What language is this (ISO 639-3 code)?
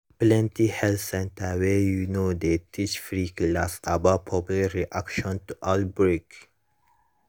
pcm